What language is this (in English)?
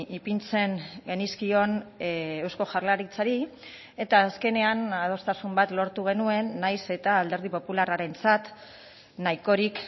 Basque